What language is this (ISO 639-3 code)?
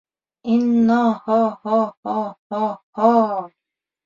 bak